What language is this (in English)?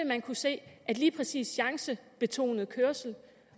Danish